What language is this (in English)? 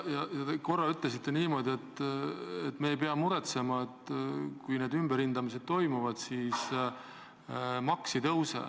Estonian